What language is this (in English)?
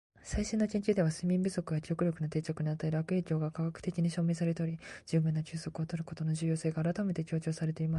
Japanese